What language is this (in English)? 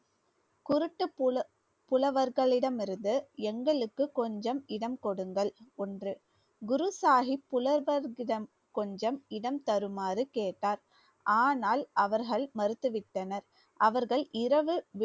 Tamil